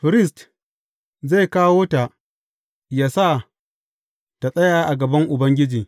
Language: Hausa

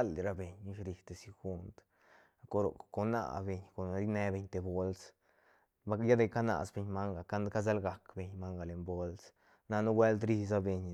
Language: Santa Catarina Albarradas Zapotec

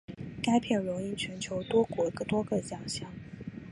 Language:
Chinese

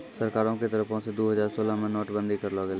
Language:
Maithili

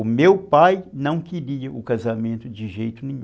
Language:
Portuguese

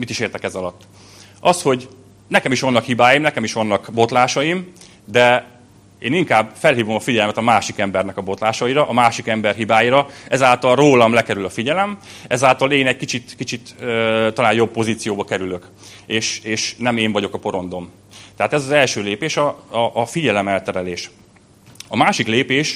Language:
Hungarian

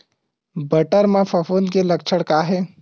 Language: Chhattisgarhi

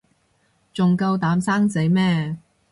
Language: Cantonese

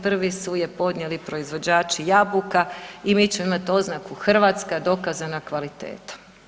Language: Croatian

